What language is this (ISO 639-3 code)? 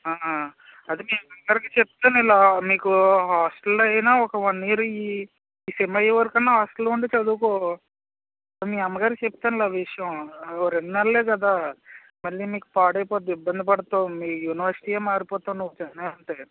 tel